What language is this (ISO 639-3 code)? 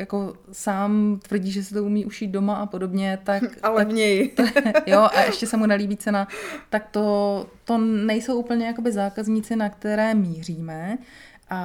ces